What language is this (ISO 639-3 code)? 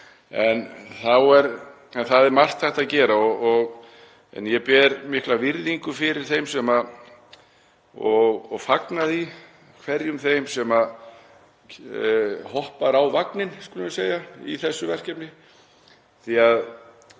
isl